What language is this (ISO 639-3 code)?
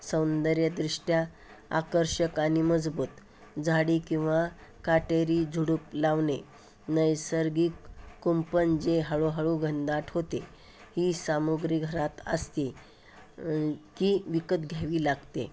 mar